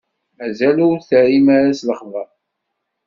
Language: Kabyle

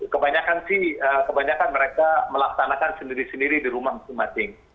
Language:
Indonesian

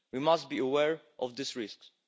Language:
English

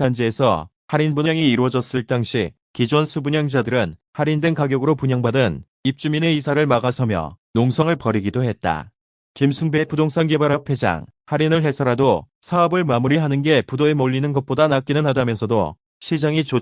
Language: Korean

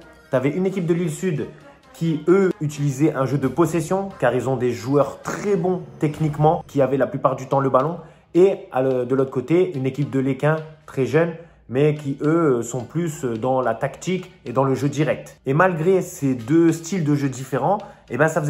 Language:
French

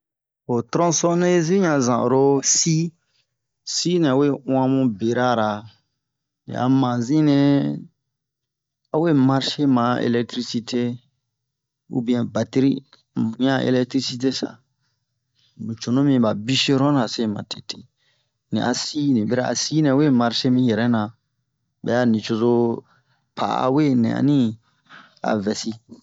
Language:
Bomu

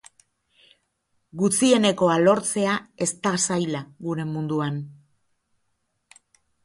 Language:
Basque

